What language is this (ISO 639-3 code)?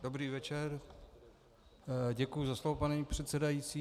ces